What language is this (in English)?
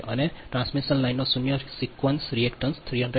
Gujarati